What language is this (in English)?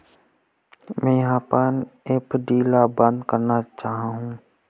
Chhattisgarhi